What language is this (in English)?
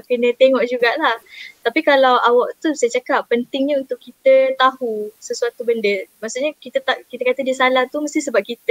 Malay